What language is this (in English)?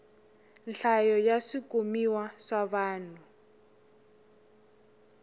Tsonga